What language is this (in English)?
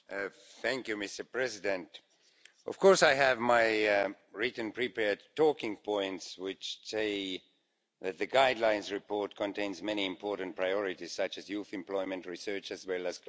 English